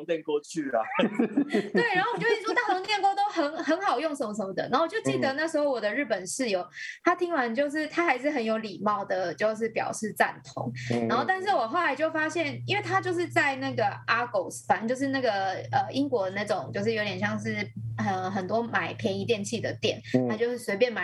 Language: Chinese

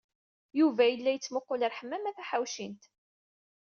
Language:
Kabyle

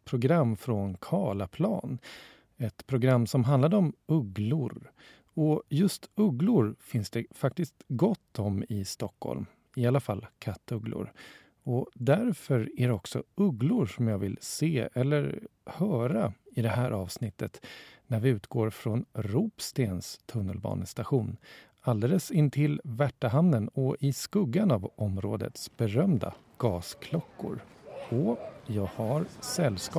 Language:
Swedish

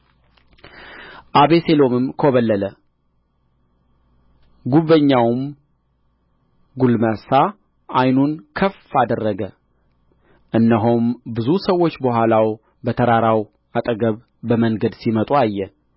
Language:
Amharic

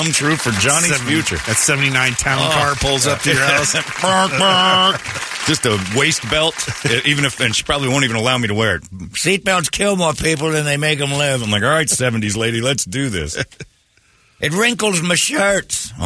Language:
English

